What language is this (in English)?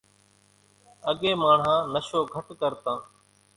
Kachi Koli